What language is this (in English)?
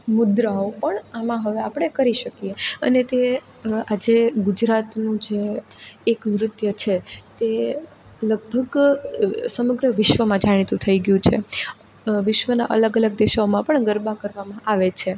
Gujarati